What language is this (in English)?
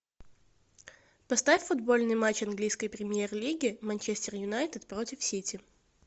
Russian